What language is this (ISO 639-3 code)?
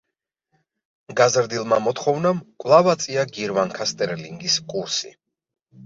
kat